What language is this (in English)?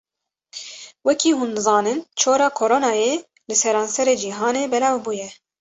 Kurdish